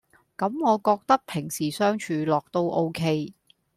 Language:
Cantonese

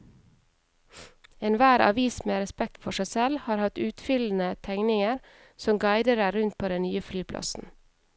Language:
Norwegian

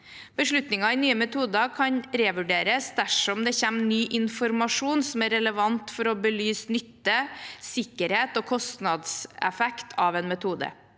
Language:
Norwegian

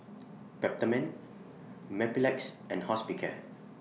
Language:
English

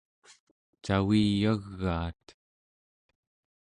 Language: Central Yupik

